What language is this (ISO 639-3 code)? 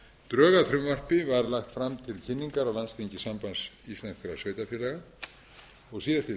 isl